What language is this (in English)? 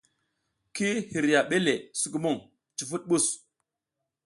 South Giziga